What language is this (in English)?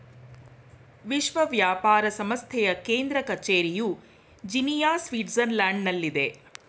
Kannada